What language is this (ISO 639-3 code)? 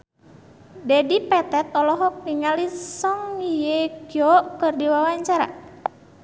sun